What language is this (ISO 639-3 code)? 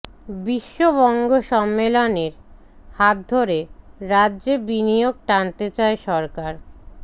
ben